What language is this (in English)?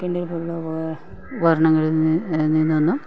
Malayalam